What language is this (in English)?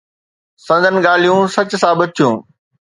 Sindhi